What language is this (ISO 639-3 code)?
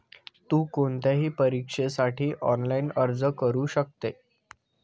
mar